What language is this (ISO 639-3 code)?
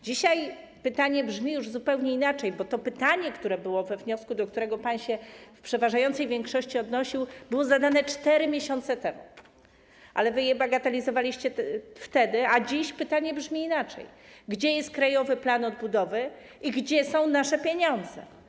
pol